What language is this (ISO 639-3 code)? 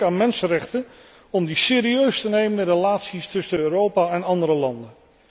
nld